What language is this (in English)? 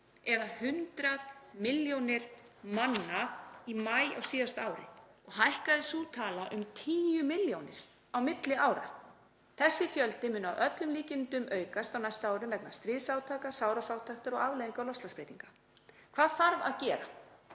Icelandic